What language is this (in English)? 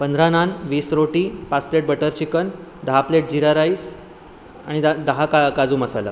Marathi